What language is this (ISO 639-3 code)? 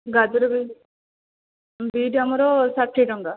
ori